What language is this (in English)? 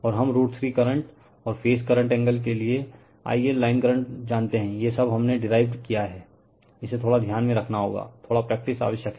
Hindi